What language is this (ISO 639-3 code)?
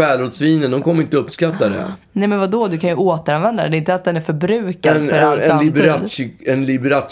swe